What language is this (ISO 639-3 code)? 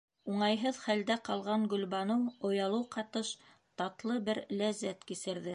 bak